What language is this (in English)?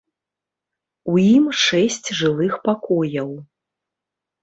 Belarusian